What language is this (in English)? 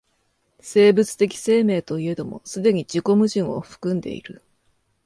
Japanese